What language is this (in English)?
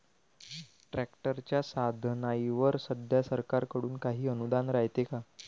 Marathi